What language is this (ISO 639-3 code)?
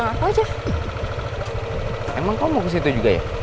ind